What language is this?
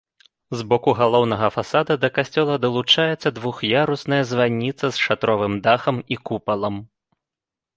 Belarusian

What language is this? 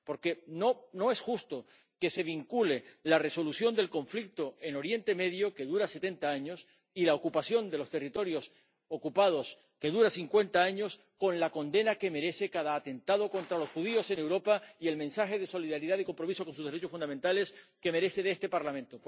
Spanish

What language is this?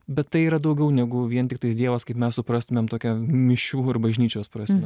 Lithuanian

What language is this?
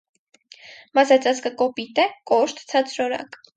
Armenian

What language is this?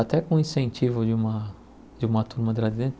Portuguese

